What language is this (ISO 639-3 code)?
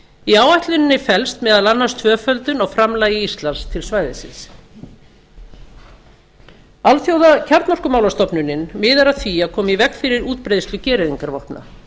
isl